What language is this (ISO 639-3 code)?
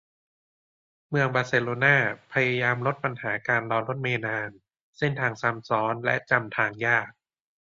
tha